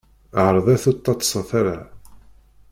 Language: Kabyle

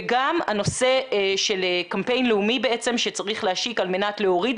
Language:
Hebrew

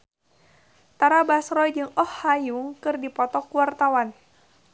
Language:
Sundanese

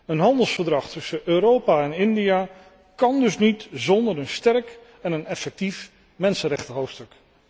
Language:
Dutch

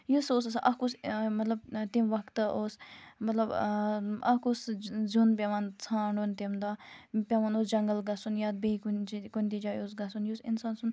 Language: Kashmiri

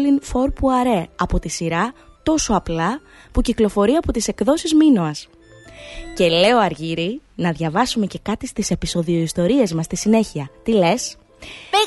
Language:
Greek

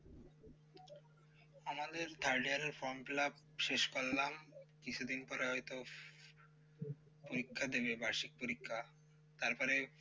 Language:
Bangla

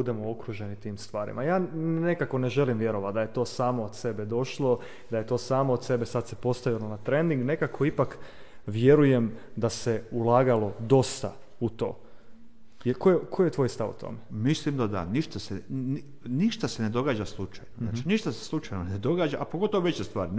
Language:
Croatian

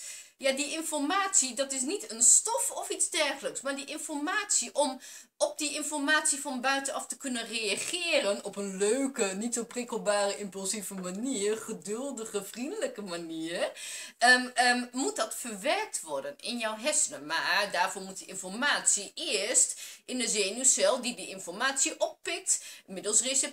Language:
Dutch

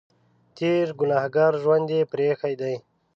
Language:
Pashto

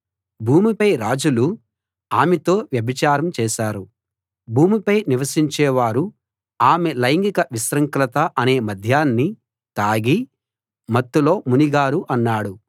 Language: Telugu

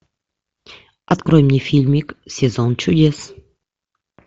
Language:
Russian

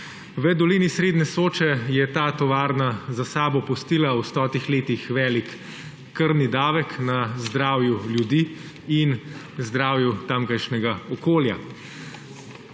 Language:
Slovenian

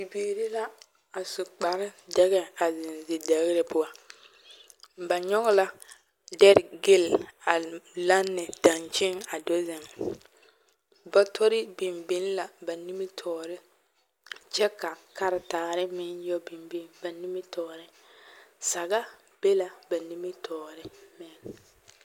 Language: Southern Dagaare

